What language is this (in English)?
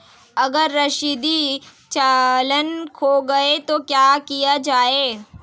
Hindi